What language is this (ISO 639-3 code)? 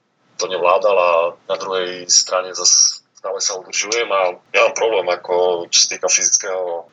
slk